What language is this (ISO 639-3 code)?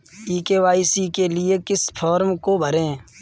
hin